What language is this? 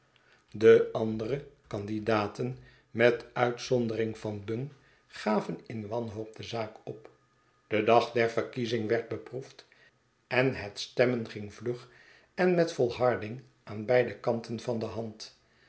Dutch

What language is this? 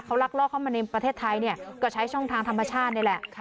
Thai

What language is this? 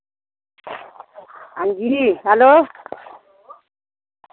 Dogri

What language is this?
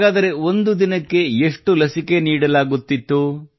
Kannada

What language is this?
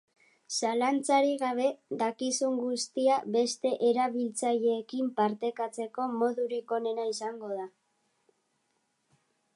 Basque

